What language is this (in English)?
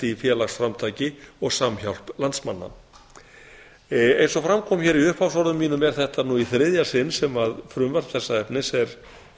Icelandic